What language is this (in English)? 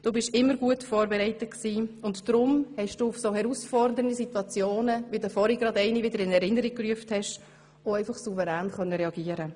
Swiss German